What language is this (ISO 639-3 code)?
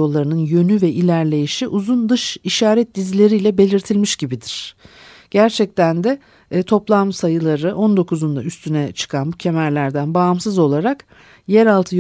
tur